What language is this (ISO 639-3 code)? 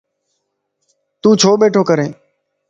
lss